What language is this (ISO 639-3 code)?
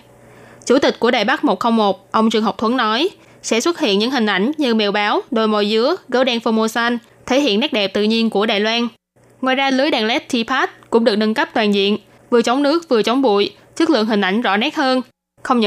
vie